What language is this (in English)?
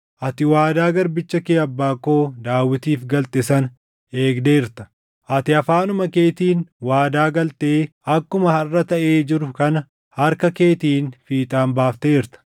Oromo